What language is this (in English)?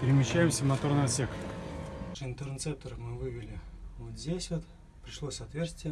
Russian